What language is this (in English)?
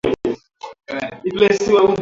Swahili